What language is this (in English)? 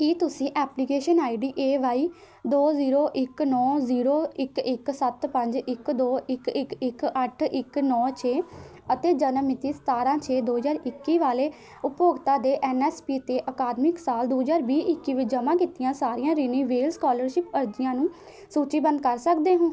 Punjabi